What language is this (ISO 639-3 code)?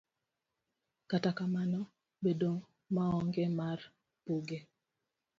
luo